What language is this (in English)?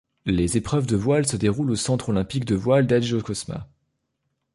French